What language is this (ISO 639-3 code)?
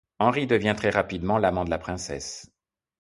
fra